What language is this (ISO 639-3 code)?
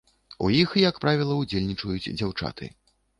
bel